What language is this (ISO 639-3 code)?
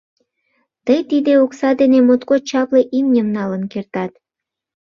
chm